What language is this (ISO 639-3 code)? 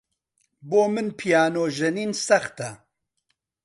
ckb